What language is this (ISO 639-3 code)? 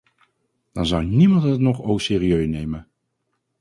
nld